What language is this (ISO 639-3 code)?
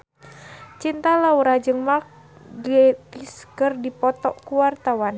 sun